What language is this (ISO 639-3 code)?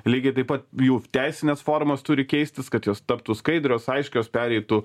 lit